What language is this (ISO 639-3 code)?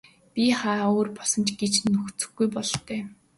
mon